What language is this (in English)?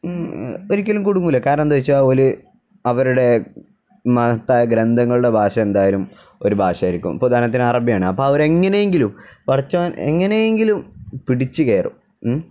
Malayalam